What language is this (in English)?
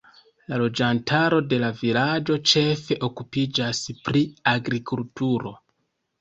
Esperanto